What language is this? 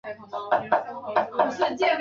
Chinese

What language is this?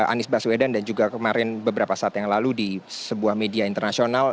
Indonesian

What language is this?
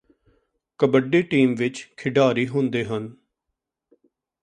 Punjabi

